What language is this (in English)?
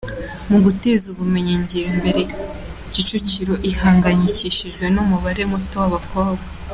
Kinyarwanda